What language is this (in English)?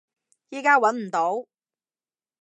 Cantonese